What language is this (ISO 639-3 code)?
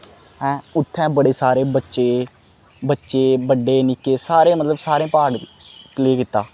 doi